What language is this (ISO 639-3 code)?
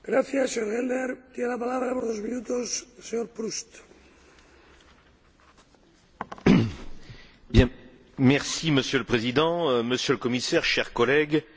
fra